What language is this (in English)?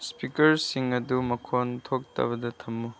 Manipuri